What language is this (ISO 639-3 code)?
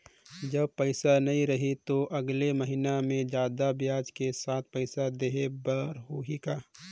hne